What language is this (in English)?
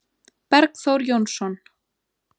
Icelandic